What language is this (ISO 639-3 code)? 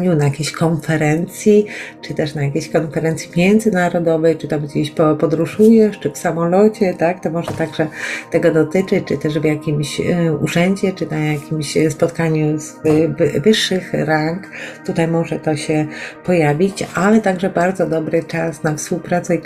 pol